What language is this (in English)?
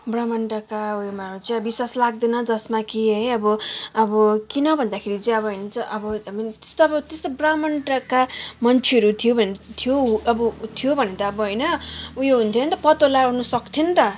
Nepali